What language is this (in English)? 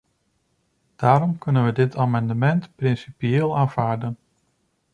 Dutch